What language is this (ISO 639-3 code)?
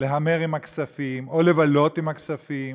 heb